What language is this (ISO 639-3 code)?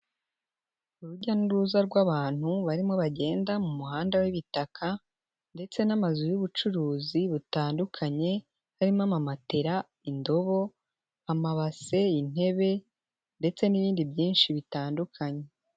kin